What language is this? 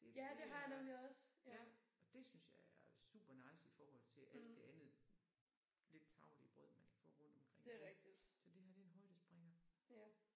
Danish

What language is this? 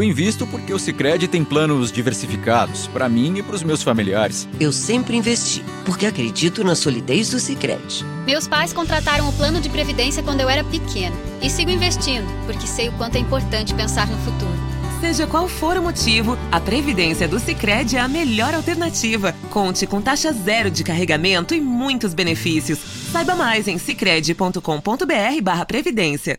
Portuguese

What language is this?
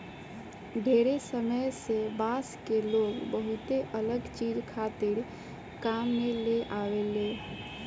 Bhojpuri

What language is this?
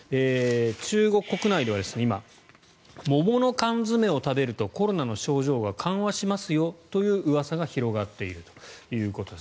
Japanese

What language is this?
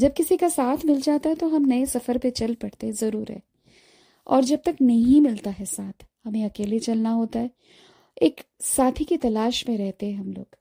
Hindi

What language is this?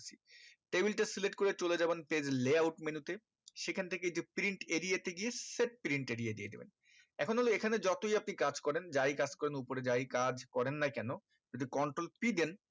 Bangla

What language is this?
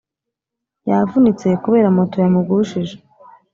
Kinyarwanda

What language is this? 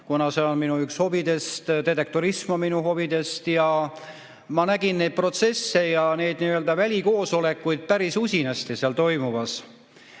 Estonian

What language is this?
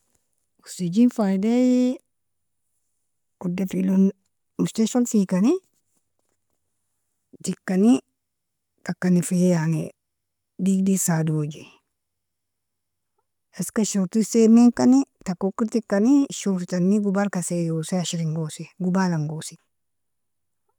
Nobiin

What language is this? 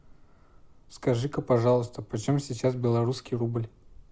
Russian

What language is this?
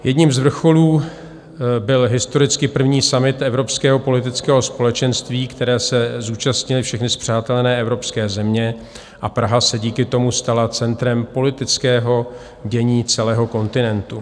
Czech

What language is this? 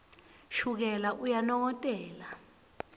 Swati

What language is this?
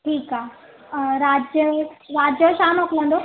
Sindhi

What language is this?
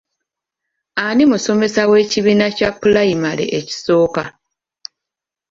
Ganda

